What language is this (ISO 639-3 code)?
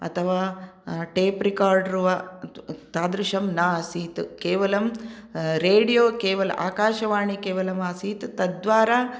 san